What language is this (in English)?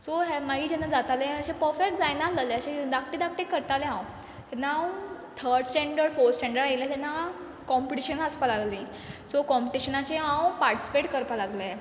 Konkani